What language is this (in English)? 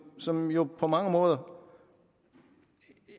Danish